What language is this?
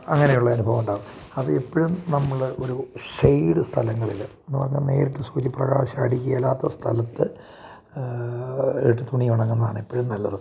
Malayalam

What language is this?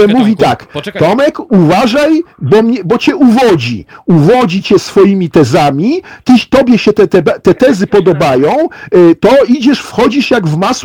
Polish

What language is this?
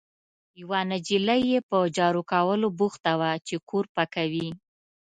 Pashto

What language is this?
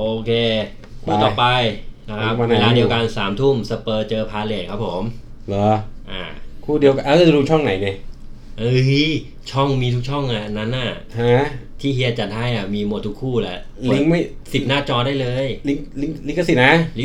Thai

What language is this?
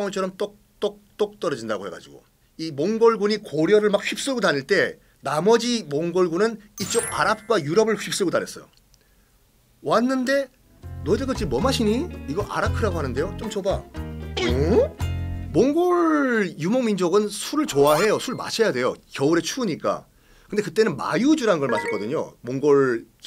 Korean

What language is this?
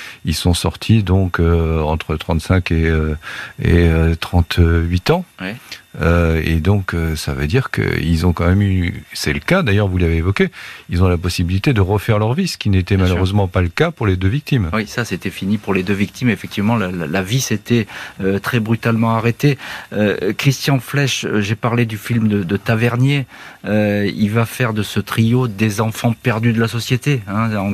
French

